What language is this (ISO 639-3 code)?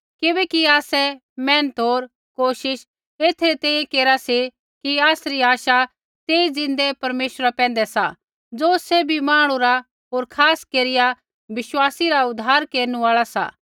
kfx